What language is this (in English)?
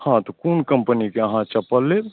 Maithili